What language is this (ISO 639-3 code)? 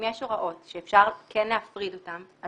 heb